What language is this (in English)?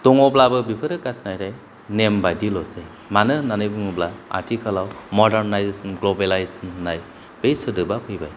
Bodo